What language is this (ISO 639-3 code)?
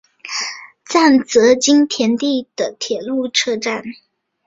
zho